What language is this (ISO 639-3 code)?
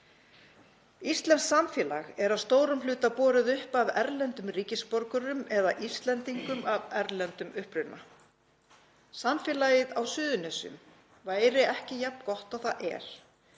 isl